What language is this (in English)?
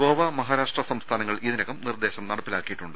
Malayalam